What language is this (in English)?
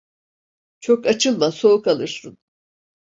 Turkish